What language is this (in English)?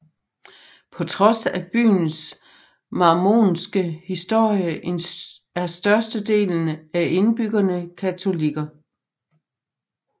Danish